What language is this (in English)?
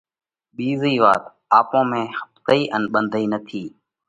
Parkari Koli